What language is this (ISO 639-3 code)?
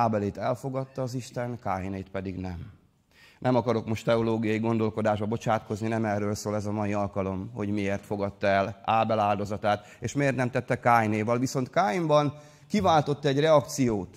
hun